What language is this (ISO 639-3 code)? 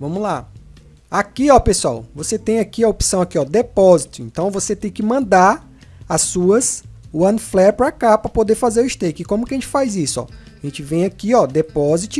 por